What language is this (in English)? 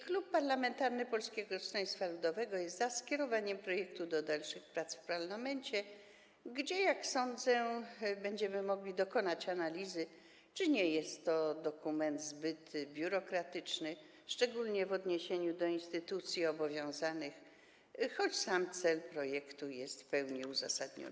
Polish